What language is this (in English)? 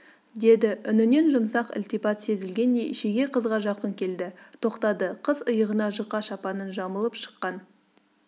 Kazakh